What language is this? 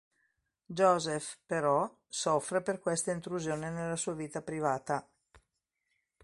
Italian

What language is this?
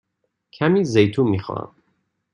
Persian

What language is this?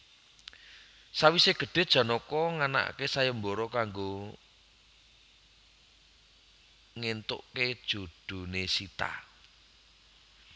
Javanese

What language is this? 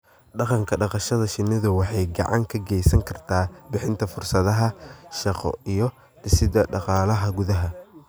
Somali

